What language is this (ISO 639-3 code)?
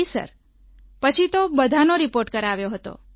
guj